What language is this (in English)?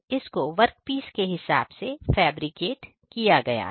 Hindi